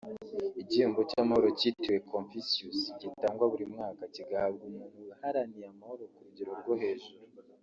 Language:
Kinyarwanda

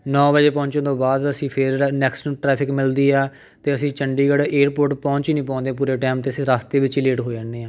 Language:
Punjabi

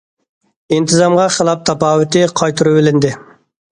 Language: Uyghur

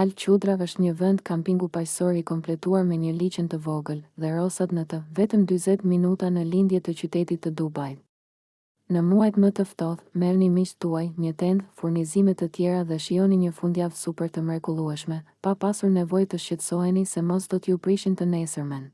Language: English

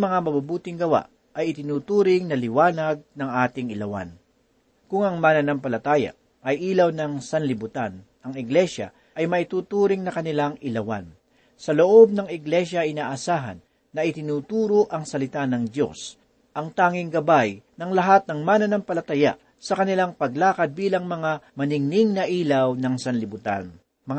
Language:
Filipino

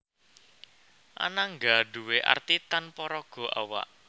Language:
Javanese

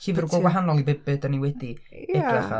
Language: Welsh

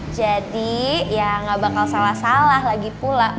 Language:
Indonesian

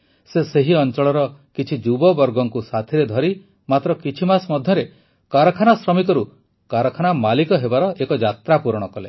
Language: Odia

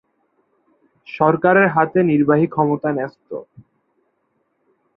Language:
Bangla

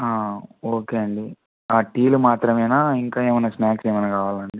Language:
Telugu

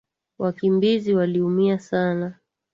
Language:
Swahili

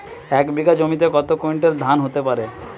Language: Bangla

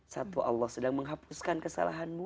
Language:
Indonesian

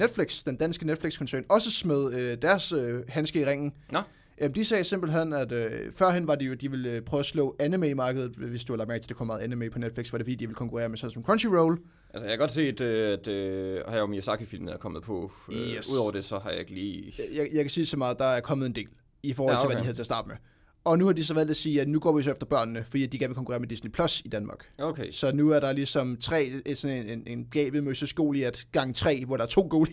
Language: Danish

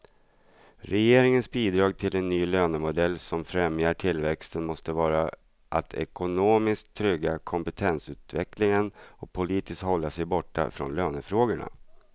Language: Swedish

